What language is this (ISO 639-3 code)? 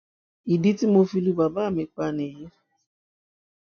yor